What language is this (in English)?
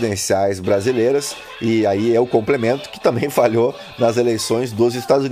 Portuguese